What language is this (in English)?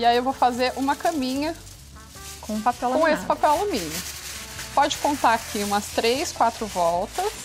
Portuguese